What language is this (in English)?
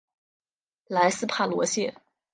Chinese